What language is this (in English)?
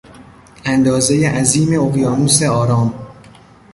Persian